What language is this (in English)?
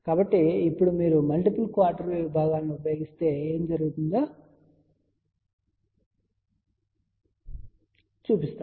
Telugu